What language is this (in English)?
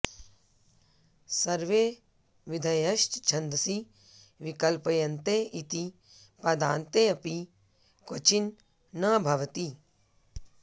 Sanskrit